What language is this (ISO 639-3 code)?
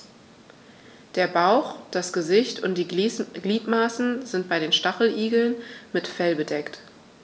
deu